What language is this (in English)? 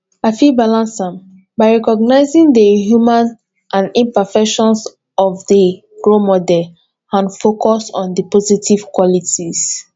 Nigerian Pidgin